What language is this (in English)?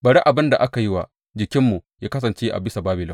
Hausa